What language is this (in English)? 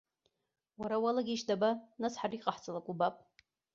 Abkhazian